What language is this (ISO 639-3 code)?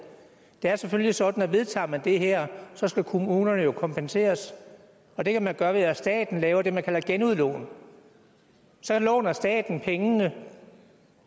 dan